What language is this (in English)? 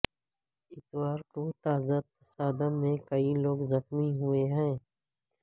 Urdu